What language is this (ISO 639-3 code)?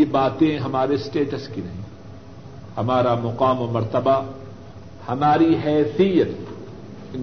urd